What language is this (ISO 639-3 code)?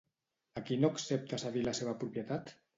cat